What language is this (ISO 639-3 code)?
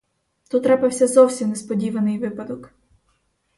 ukr